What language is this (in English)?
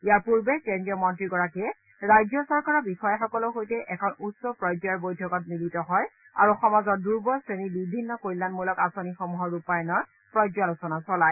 Assamese